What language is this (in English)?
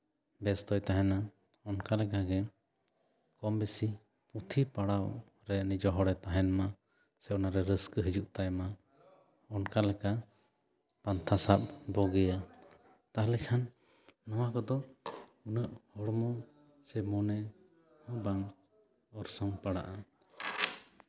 Santali